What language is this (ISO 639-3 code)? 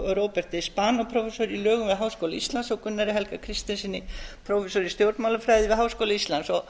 isl